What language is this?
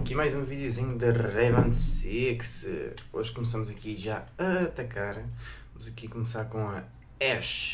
Portuguese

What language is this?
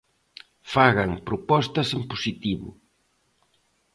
Galician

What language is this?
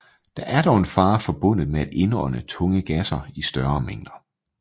Danish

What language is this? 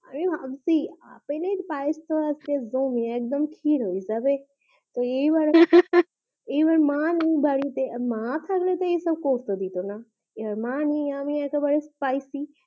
Bangla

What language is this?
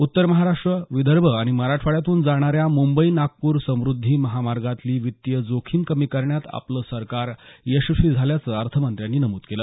Marathi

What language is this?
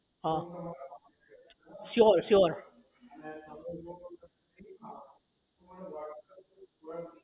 Gujarati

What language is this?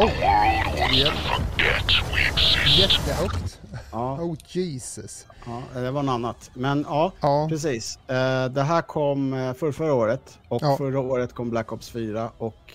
Swedish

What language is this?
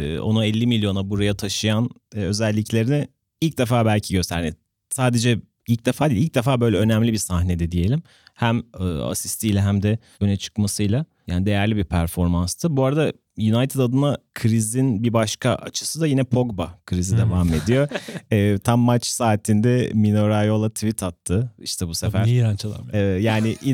Turkish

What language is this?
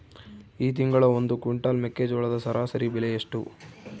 Kannada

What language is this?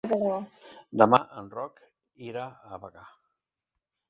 Catalan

